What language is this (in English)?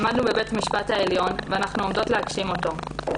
Hebrew